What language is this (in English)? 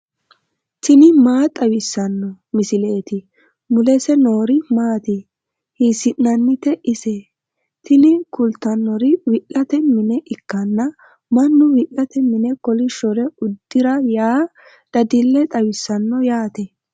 Sidamo